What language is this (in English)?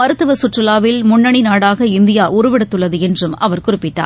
Tamil